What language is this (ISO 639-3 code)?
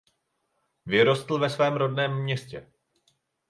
ces